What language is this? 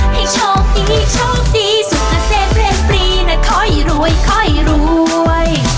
Thai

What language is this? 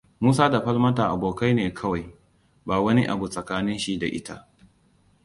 Hausa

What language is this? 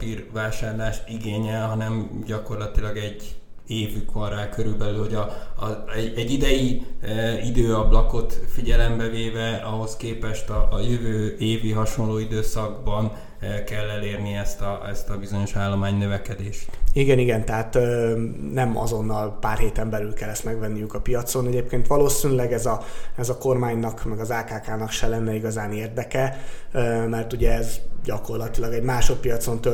Hungarian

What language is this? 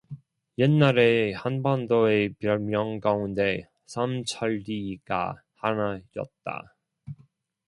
Korean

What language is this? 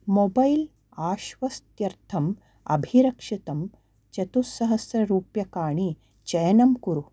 Sanskrit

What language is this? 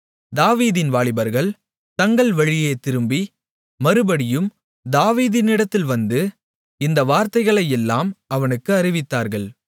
Tamil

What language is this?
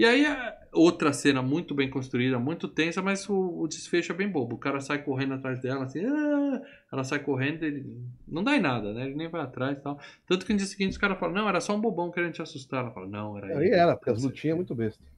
Portuguese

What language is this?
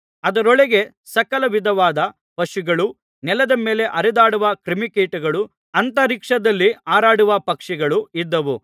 Kannada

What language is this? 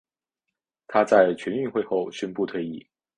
Chinese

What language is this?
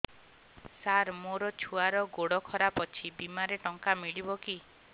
Odia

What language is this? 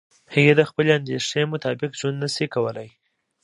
Pashto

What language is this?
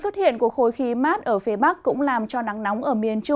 Vietnamese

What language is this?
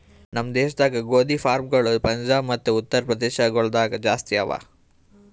Kannada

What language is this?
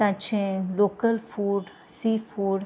Konkani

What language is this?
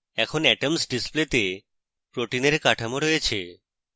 Bangla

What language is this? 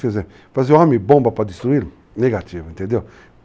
Portuguese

